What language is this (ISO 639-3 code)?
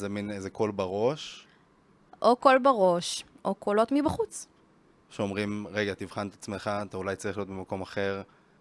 heb